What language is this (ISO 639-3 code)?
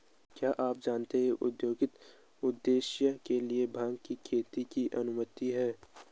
hin